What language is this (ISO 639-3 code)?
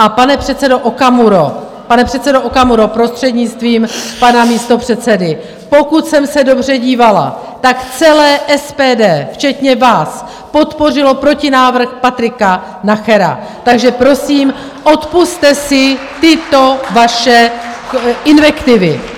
ces